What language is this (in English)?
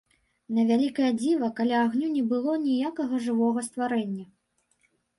Belarusian